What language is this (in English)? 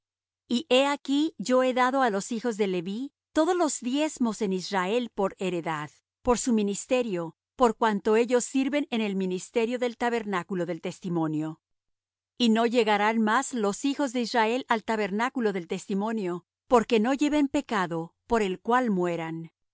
Spanish